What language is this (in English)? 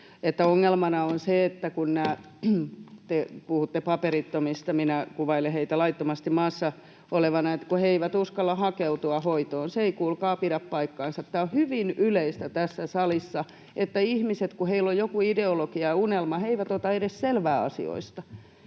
Finnish